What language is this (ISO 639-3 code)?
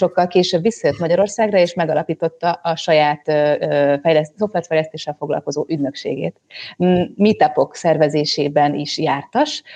hun